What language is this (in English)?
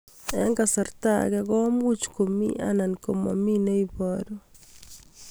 Kalenjin